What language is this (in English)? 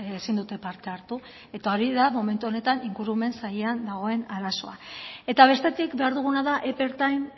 Basque